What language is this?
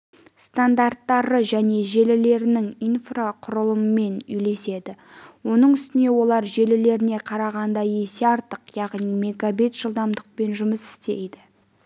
Kazakh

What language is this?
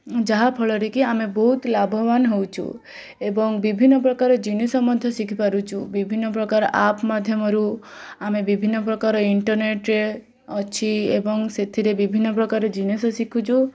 Odia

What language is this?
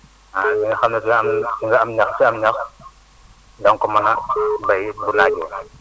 Wolof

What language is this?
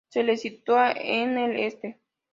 Spanish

